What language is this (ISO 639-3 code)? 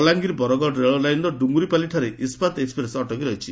ori